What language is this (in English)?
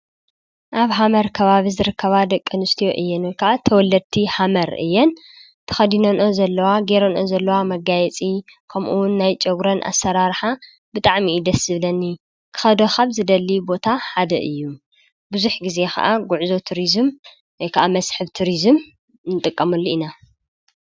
Tigrinya